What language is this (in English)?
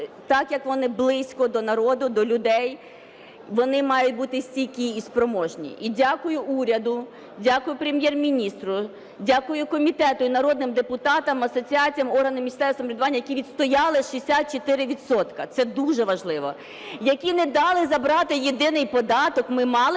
Ukrainian